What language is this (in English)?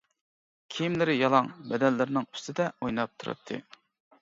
Uyghur